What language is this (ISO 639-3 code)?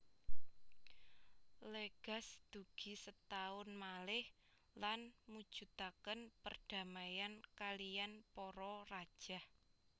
jav